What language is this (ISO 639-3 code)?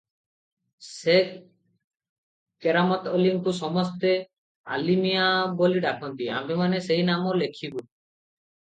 ori